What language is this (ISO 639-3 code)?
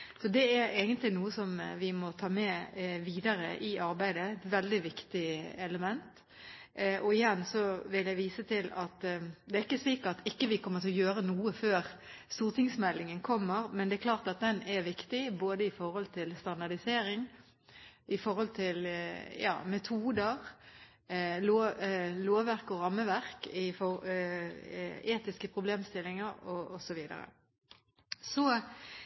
nob